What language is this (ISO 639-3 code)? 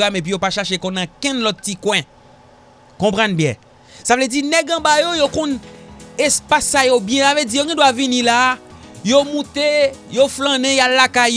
fra